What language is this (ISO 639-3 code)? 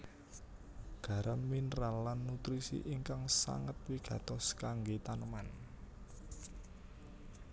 jav